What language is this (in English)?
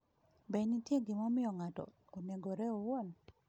Luo (Kenya and Tanzania)